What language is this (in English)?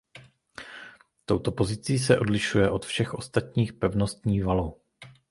Czech